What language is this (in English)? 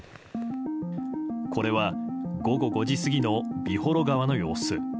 Japanese